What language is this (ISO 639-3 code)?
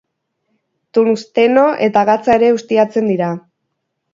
eus